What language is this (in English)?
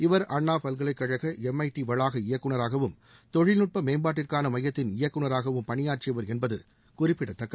Tamil